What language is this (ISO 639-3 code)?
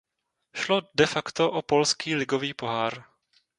ces